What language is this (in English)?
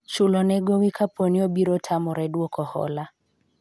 Luo (Kenya and Tanzania)